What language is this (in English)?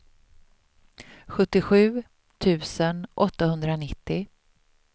Swedish